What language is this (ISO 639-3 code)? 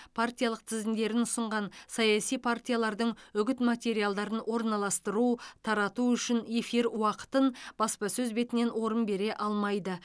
kaz